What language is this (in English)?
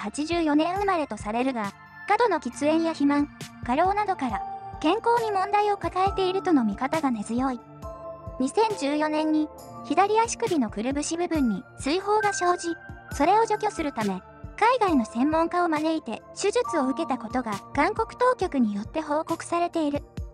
Japanese